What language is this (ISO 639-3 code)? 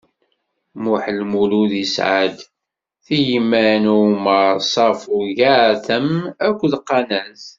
kab